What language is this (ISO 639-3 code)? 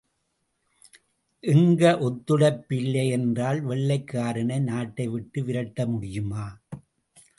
tam